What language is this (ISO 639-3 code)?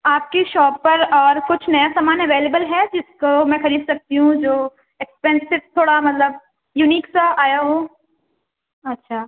urd